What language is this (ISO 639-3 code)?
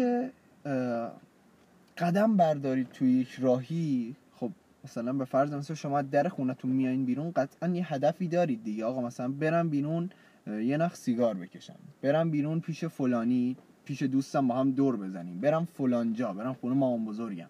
fas